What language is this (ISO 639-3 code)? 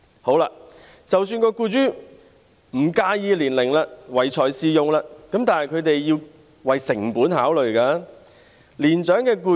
yue